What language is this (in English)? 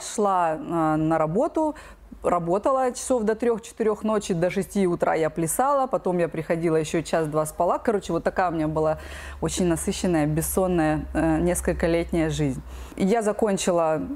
Russian